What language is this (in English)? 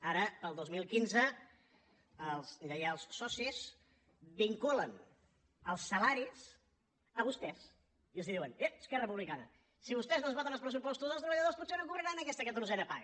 Catalan